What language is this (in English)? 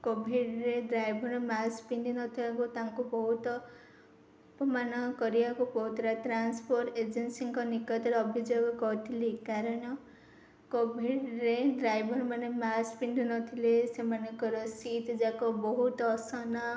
Odia